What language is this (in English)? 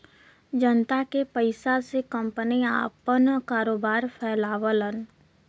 Bhojpuri